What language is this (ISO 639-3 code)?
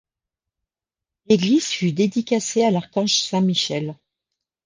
fra